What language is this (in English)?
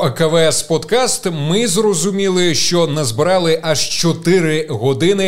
Ukrainian